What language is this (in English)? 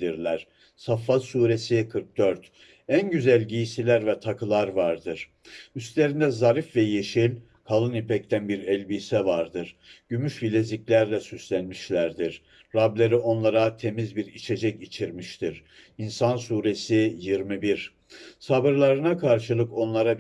Turkish